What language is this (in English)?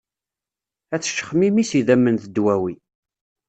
Kabyle